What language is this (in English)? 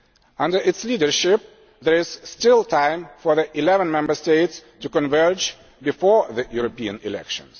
English